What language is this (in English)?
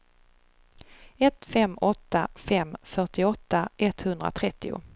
Swedish